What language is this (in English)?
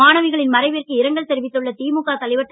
Tamil